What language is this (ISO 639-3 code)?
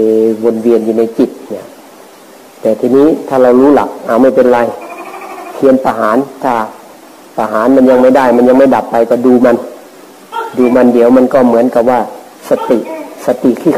tha